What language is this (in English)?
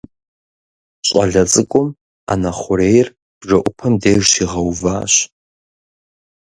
Kabardian